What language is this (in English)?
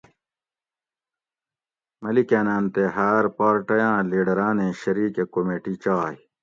Gawri